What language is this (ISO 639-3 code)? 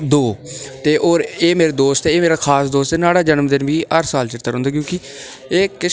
doi